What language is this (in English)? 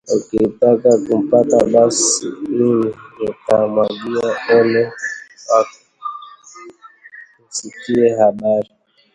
Swahili